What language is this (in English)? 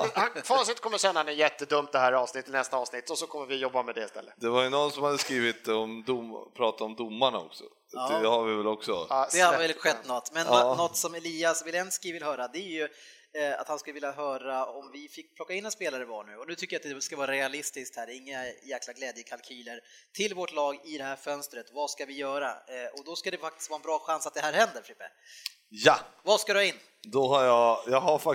Swedish